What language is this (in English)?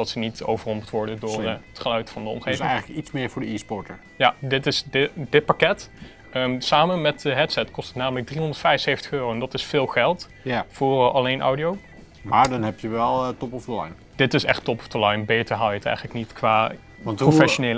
Dutch